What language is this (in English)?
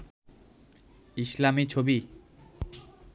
Bangla